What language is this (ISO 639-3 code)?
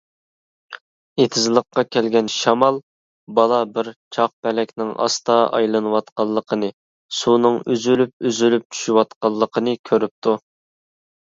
uig